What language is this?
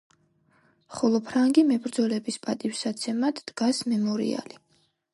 Georgian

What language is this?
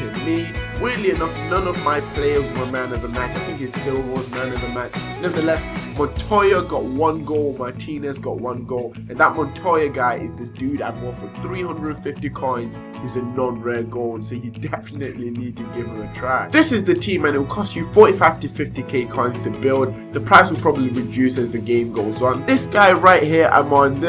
English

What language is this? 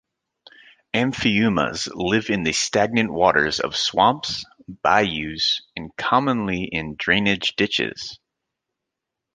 English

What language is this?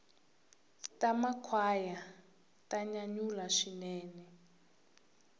Tsonga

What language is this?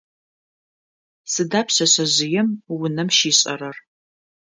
Adyghe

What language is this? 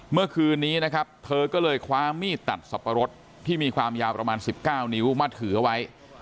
Thai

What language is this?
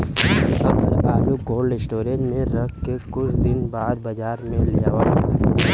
Bhojpuri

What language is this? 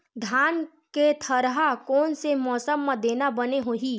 Chhattisgarhi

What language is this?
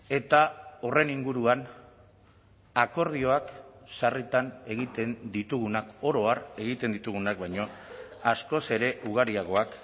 Basque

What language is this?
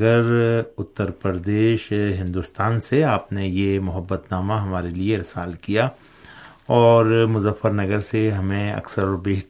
Urdu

